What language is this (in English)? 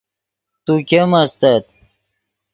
Yidgha